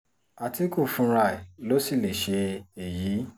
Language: Yoruba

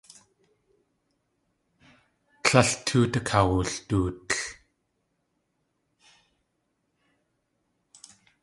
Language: Tlingit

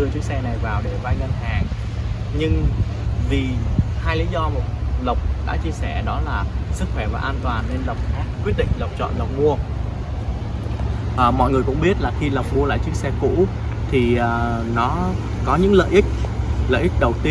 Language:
Vietnamese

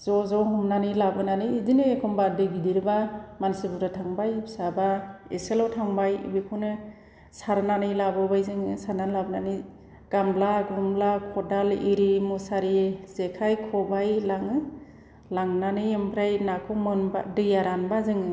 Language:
Bodo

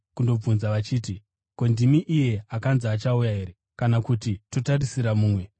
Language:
Shona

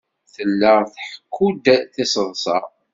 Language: Kabyle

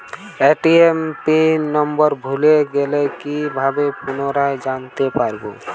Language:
Bangla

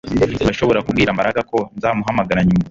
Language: Kinyarwanda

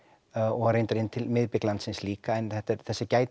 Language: Icelandic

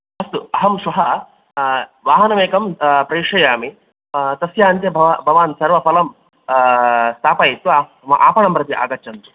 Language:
Sanskrit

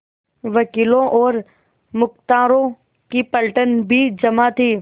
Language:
Hindi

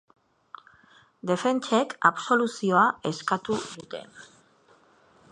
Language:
Basque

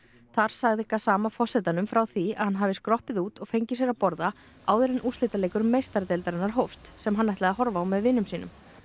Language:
Icelandic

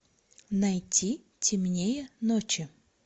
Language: Russian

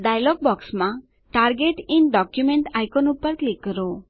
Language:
Gujarati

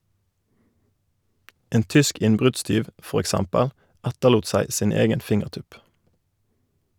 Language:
Norwegian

